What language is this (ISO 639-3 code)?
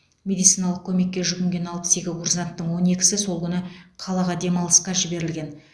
kaz